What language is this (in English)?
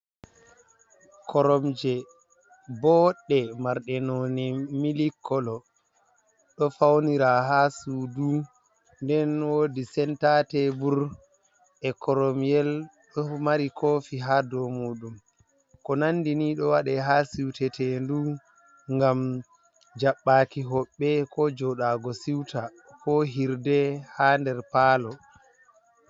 Fula